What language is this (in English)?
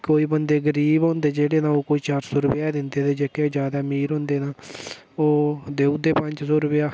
Dogri